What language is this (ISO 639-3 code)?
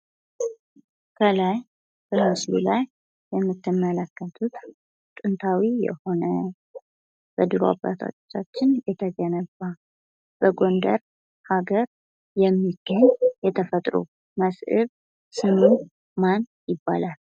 amh